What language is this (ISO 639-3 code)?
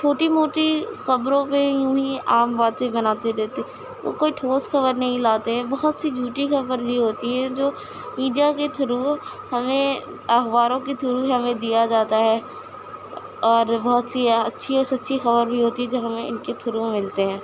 urd